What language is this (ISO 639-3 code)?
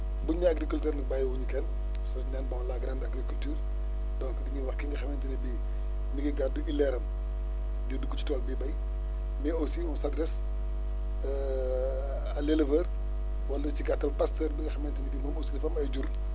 wol